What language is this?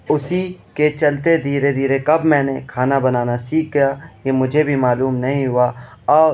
Urdu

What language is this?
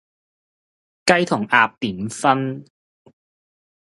Cantonese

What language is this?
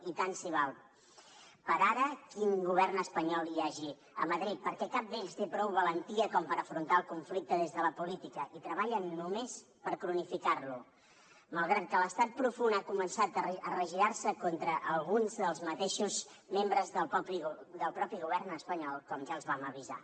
Catalan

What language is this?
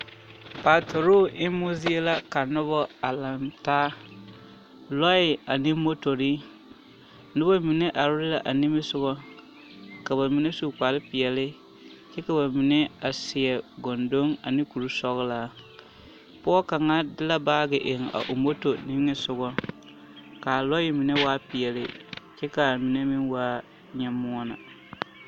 Southern Dagaare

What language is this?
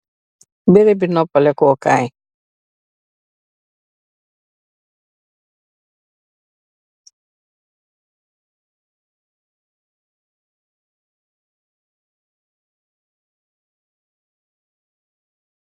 Wolof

